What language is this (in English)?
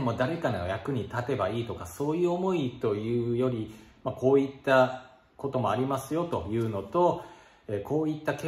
Japanese